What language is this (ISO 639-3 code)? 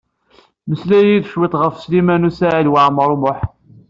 kab